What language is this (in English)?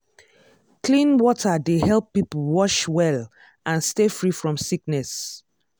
Nigerian Pidgin